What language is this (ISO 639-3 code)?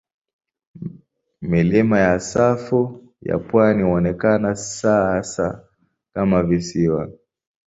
swa